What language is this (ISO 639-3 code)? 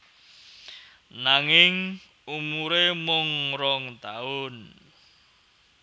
jav